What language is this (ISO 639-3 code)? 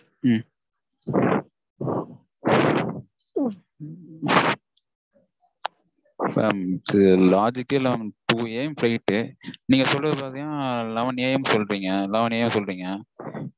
tam